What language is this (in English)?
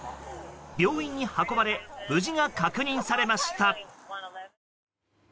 Japanese